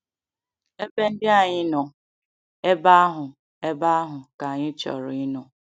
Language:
Igbo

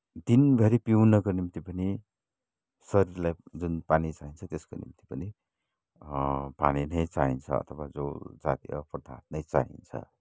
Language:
Nepali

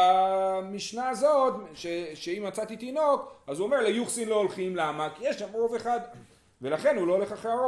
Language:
Hebrew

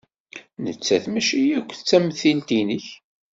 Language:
Kabyle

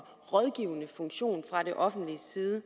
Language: Danish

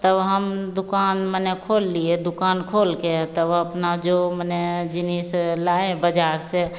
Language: Hindi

